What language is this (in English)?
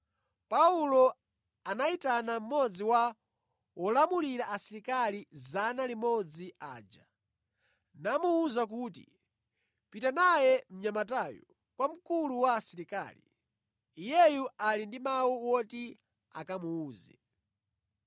Nyanja